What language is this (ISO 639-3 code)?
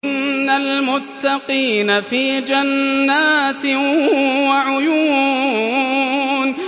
ara